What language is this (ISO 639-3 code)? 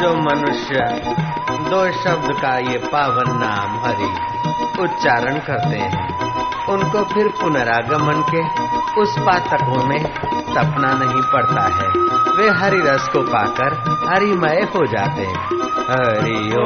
hin